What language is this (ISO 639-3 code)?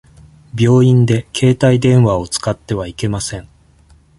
jpn